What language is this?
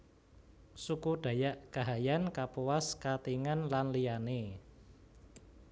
Javanese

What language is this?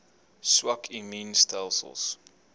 Afrikaans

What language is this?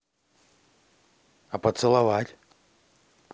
Russian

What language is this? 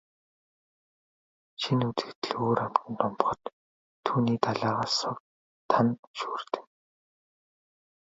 Mongolian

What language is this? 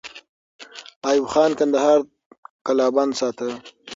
Pashto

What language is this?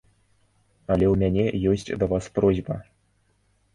Belarusian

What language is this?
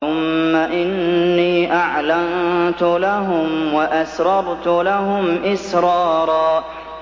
Arabic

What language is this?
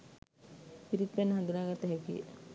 Sinhala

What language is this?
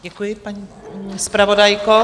Czech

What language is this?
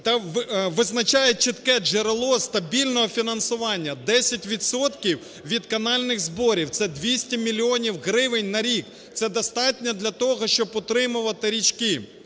Ukrainian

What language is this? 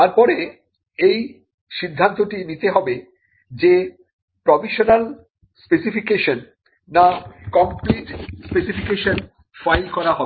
Bangla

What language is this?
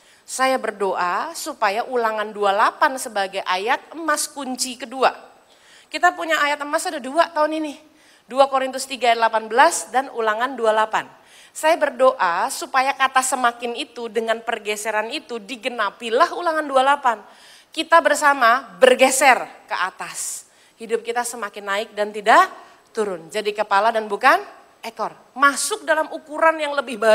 Indonesian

